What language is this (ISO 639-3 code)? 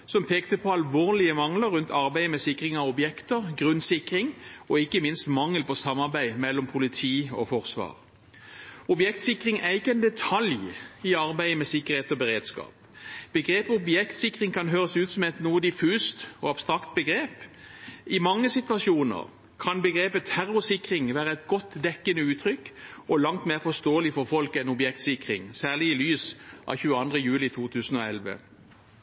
nob